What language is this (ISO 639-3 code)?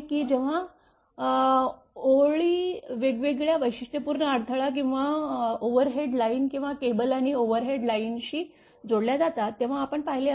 mar